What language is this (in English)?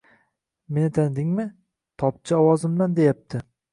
Uzbek